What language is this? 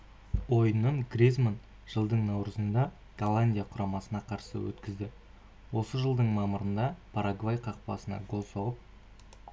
Kazakh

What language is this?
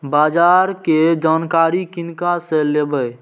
Maithili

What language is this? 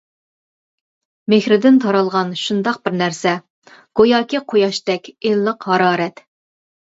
Uyghur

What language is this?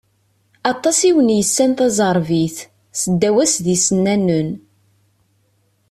Kabyle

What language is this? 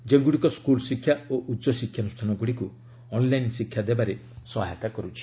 Odia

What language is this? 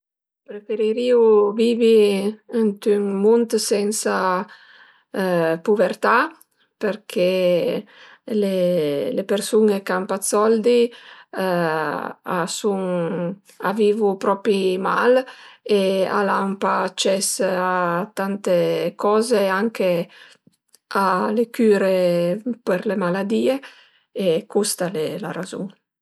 Piedmontese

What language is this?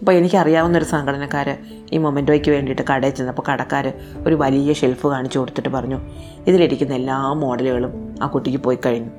Malayalam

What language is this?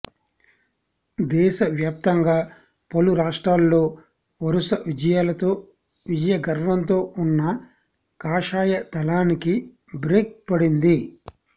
Telugu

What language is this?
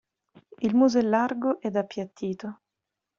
Italian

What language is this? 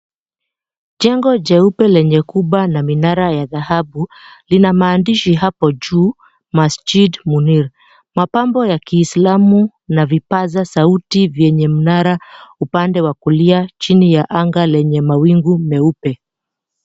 Swahili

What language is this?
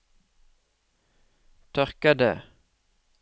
Norwegian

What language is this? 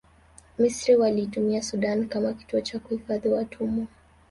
Swahili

